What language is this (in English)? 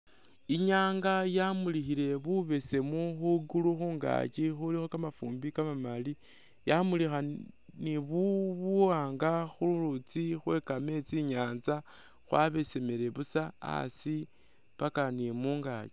Masaaba